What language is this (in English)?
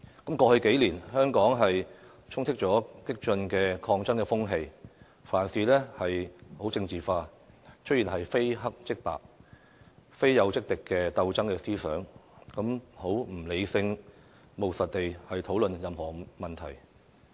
Cantonese